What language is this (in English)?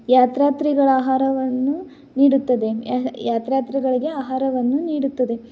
Kannada